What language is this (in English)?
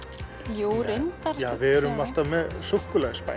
Icelandic